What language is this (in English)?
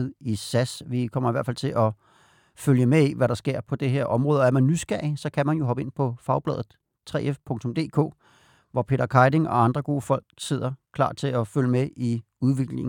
Danish